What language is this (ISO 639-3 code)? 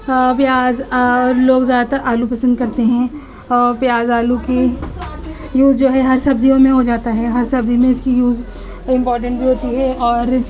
urd